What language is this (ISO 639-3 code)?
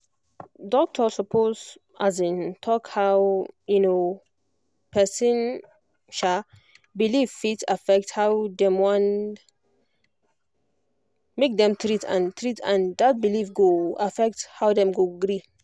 pcm